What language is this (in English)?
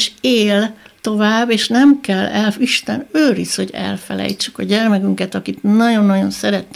Hungarian